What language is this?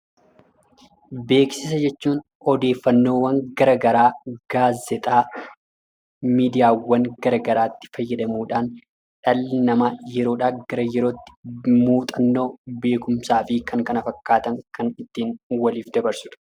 Oromo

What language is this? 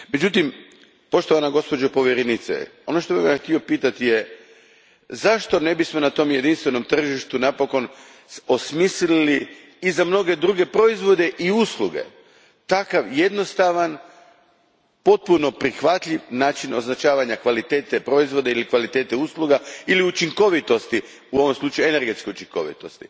Croatian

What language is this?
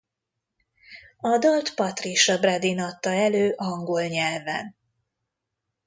Hungarian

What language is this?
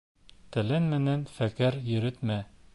Bashkir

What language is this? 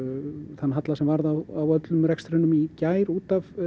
Icelandic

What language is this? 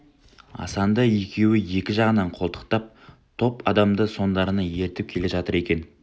Kazakh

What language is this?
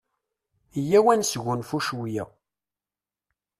Kabyle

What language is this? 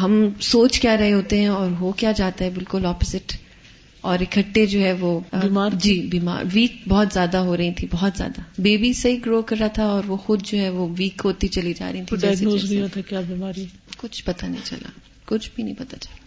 Urdu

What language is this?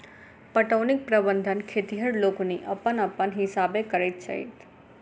Maithili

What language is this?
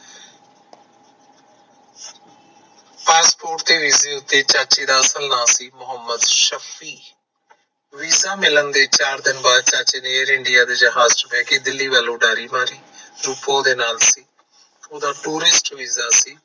Punjabi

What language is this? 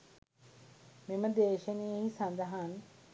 Sinhala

